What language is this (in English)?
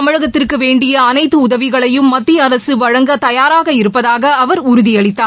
Tamil